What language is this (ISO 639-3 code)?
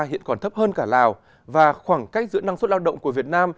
vie